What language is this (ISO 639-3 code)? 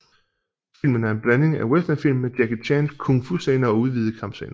dan